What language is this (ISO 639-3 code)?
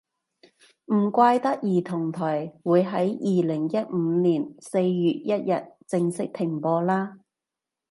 yue